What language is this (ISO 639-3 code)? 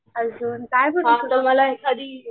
mar